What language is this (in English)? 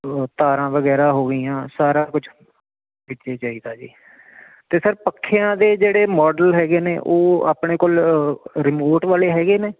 Punjabi